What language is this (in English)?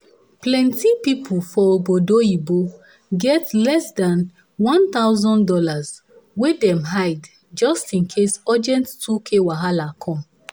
Nigerian Pidgin